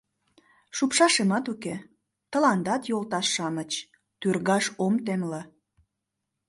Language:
Mari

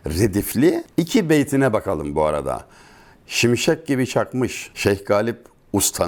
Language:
Turkish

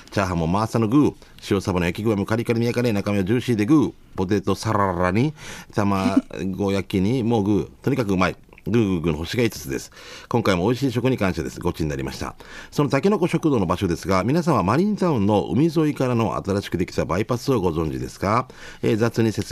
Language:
Japanese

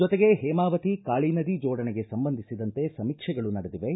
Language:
Kannada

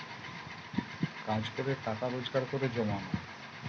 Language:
Bangla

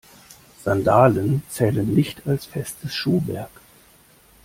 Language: German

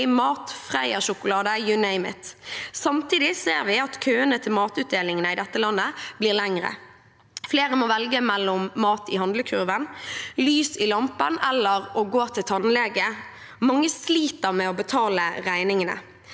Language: Norwegian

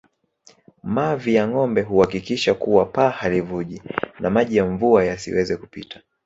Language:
Swahili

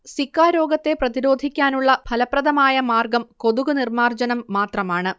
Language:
Malayalam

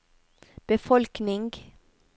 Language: Norwegian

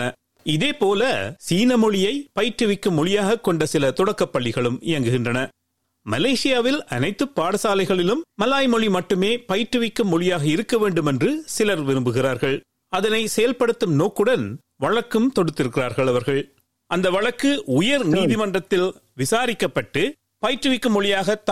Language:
Tamil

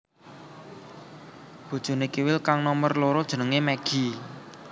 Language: Javanese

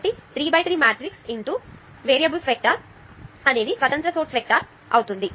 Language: Telugu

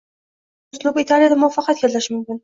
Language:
Uzbek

